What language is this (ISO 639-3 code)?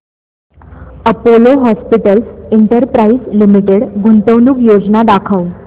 mar